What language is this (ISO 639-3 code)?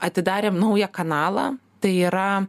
lit